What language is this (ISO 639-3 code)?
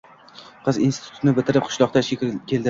uzb